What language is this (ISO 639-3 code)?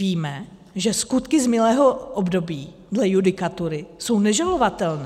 ces